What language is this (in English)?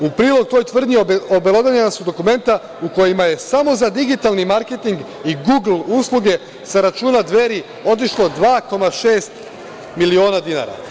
Serbian